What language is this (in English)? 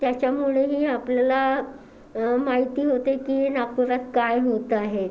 Marathi